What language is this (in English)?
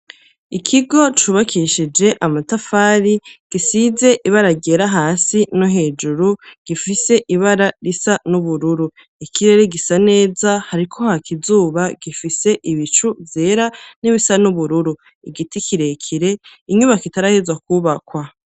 Rundi